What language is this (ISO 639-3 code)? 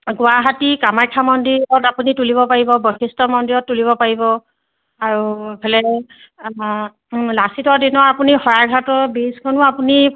asm